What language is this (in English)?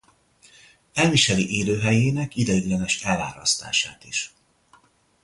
Hungarian